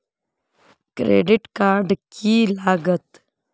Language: Magahi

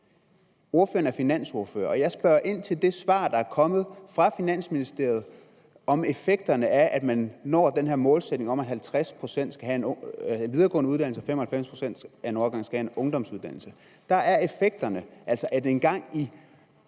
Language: Danish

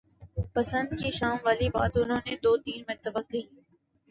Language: Urdu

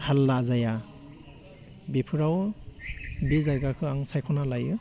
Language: Bodo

